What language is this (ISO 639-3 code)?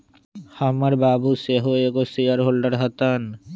mag